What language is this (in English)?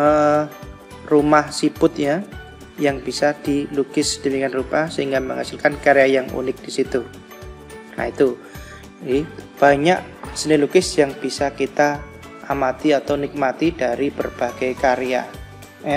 Indonesian